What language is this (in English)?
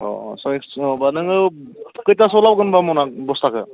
Bodo